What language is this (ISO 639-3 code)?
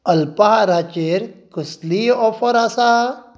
kok